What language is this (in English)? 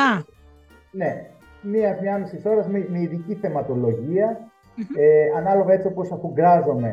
Greek